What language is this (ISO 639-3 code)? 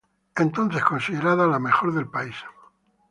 spa